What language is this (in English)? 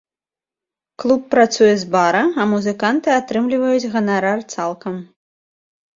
Belarusian